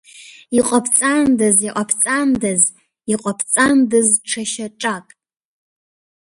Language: Abkhazian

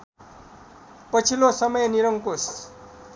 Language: Nepali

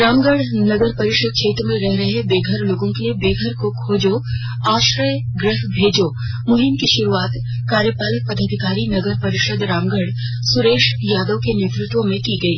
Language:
Hindi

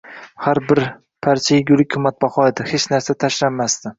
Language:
Uzbek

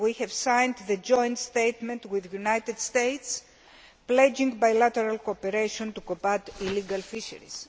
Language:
English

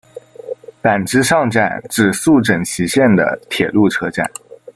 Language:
Chinese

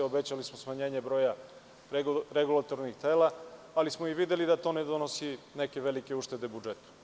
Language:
Serbian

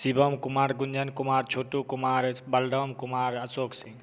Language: Hindi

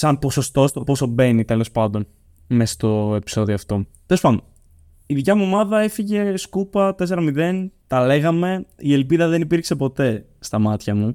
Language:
Greek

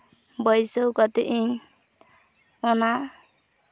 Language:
Santali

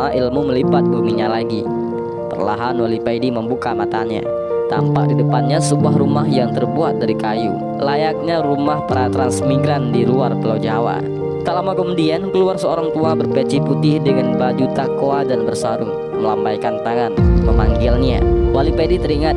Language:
Indonesian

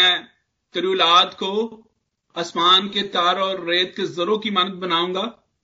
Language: Hindi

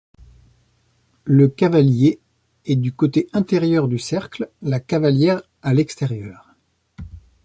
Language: French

